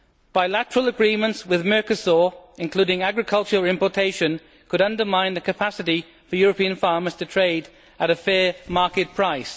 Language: English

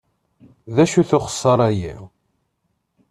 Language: Kabyle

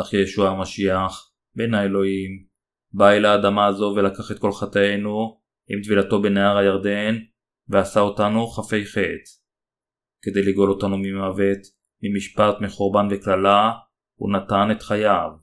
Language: Hebrew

